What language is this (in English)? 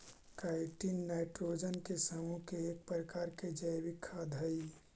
Magahi